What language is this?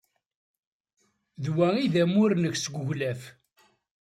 Kabyle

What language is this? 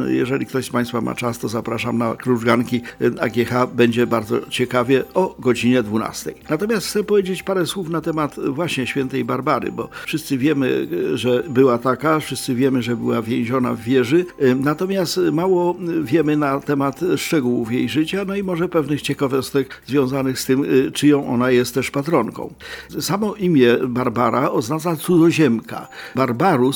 Polish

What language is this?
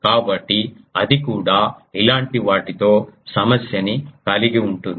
Telugu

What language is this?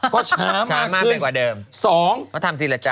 Thai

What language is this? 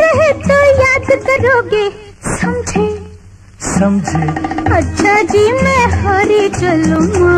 Hindi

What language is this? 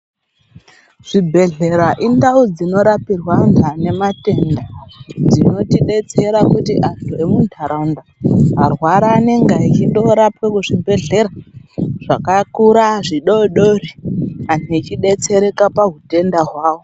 Ndau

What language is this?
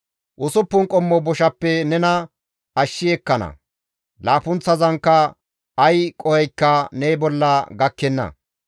Gamo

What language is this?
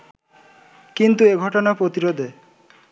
Bangla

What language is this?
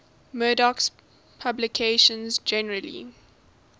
English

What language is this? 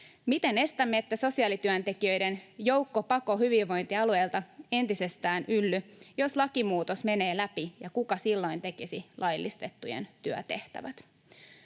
Finnish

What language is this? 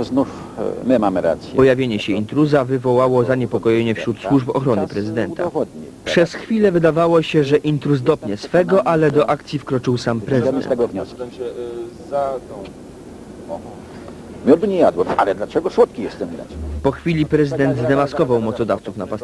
Polish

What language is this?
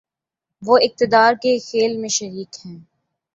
Urdu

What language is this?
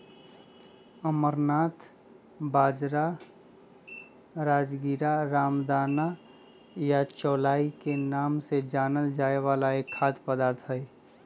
Magahi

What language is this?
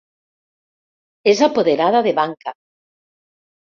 Catalan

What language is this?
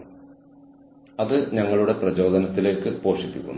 Malayalam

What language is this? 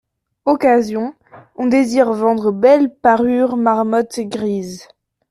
French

